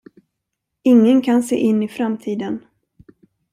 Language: Swedish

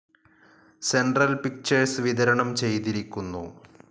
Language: Malayalam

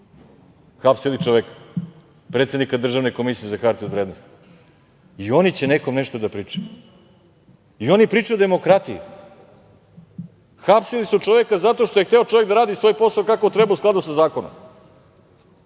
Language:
Serbian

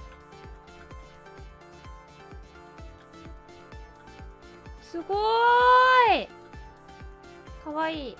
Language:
Japanese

